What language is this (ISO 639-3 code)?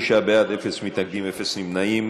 heb